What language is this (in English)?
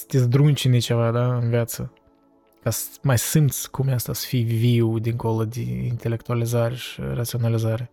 Romanian